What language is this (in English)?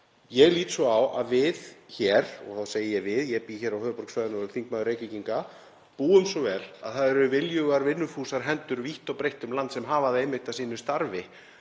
Icelandic